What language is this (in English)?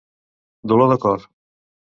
Catalan